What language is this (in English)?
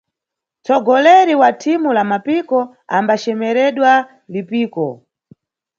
Nyungwe